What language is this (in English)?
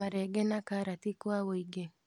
Kikuyu